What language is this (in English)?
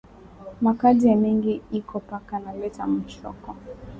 Swahili